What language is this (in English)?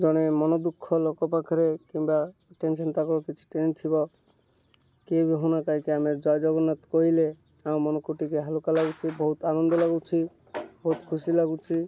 Odia